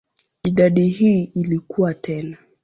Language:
Swahili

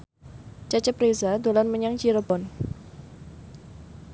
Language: Javanese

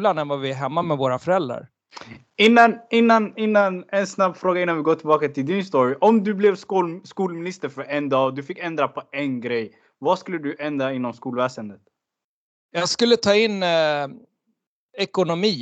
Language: Swedish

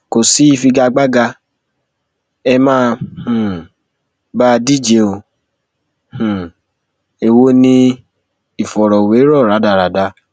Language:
Yoruba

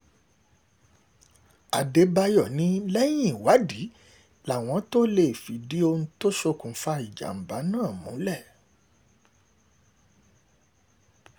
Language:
Yoruba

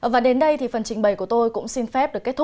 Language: Vietnamese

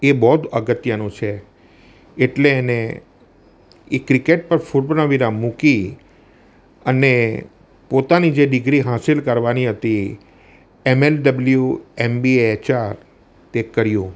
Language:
Gujarati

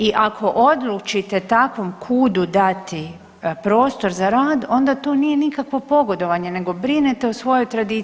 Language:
Croatian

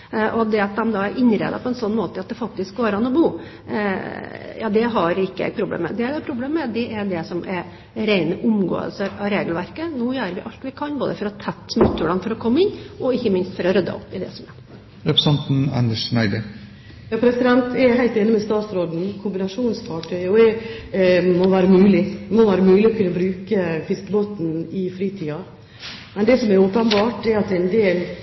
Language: Norwegian Bokmål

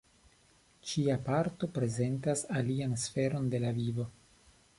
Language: Esperanto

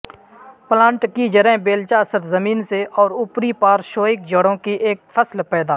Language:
Urdu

